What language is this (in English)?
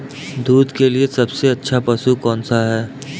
Hindi